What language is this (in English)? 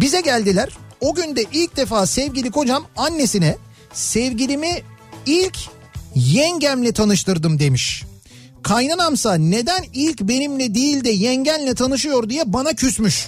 Turkish